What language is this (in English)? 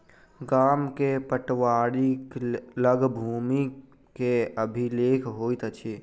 Maithili